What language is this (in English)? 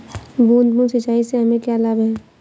Hindi